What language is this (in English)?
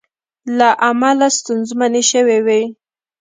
Pashto